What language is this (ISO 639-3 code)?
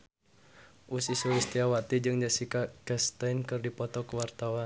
sun